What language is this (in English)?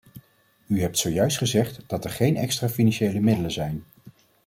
Dutch